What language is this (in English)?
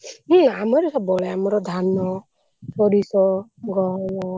Odia